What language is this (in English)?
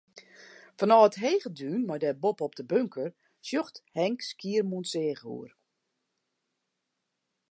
Western Frisian